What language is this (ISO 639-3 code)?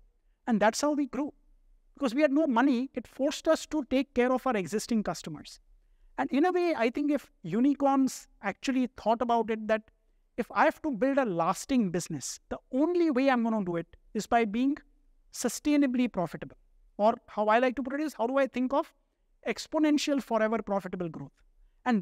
eng